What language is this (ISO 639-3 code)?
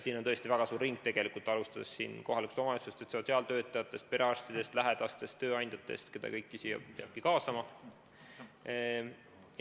est